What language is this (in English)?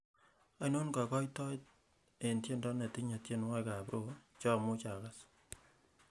Kalenjin